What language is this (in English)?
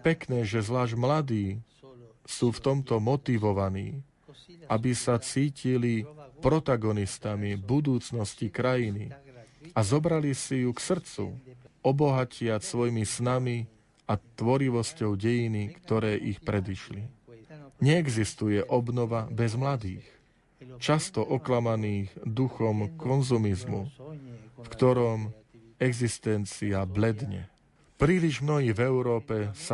Slovak